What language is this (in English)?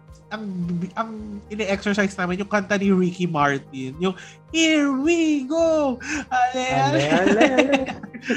Filipino